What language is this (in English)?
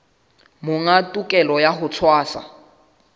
Southern Sotho